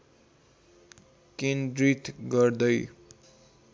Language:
Nepali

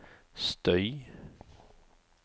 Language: Norwegian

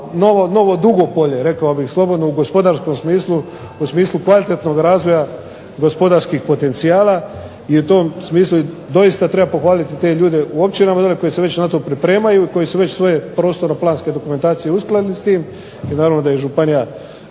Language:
Croatian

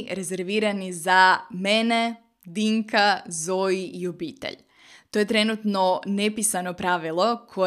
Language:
Croatian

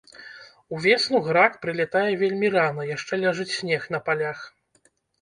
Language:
Belarusian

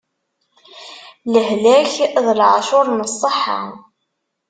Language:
Kabyle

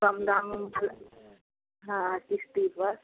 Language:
Hindi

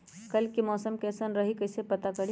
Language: Magahi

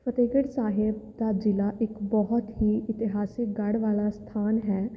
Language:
Punjabi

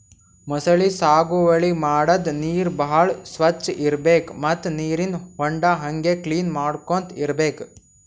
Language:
Kannada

